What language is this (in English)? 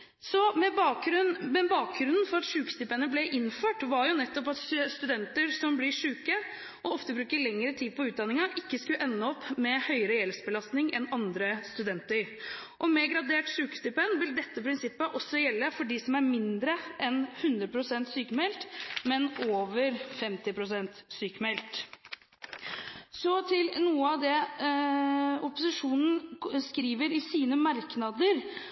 Norwegian Bokmål